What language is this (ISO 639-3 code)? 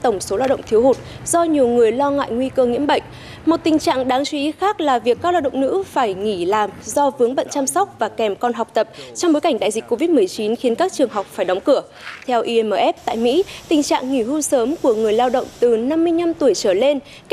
vie